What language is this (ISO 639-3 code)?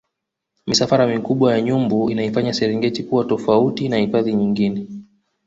swa